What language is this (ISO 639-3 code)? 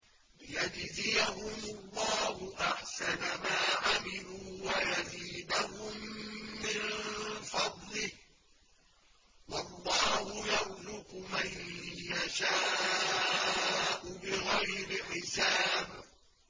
ara